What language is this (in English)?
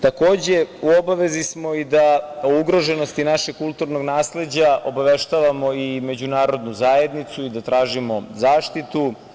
Serbian